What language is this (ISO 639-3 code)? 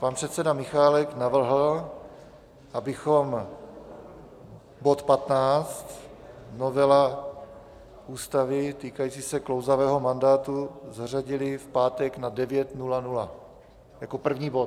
ces